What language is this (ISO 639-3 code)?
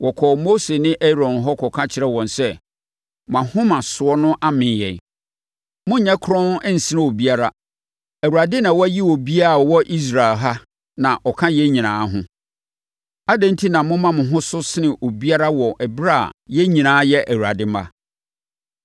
aka